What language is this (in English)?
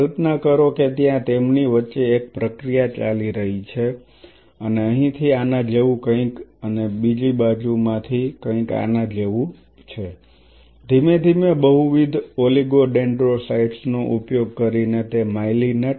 Gujarati